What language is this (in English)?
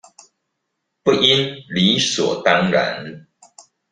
Chinese